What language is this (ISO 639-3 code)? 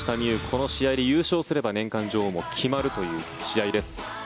jpn